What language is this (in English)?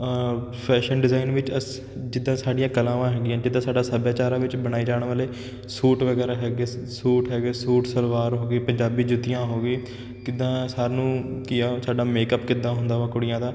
Punjabi